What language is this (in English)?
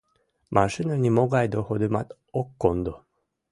Mari